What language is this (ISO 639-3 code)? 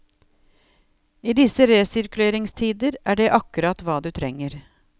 nor